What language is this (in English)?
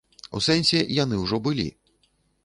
Belarusian